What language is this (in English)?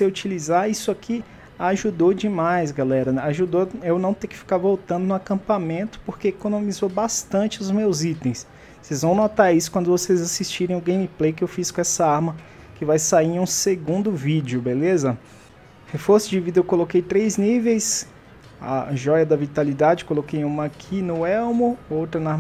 Portuguese